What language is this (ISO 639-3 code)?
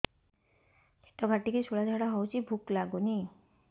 ori